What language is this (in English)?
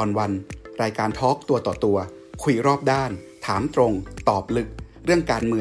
Thai